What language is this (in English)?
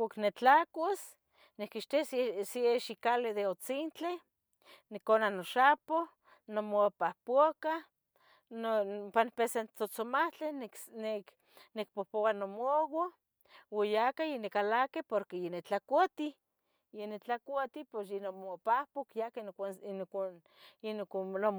Tetelcingo Nahuatl